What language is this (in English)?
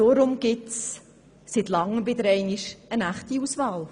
Swiss German